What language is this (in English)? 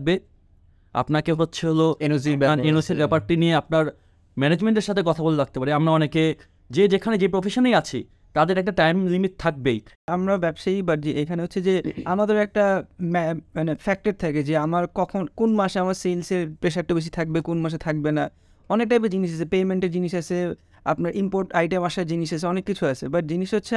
Bangla